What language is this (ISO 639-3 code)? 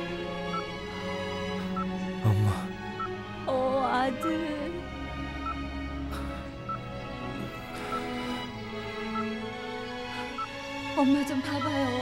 kor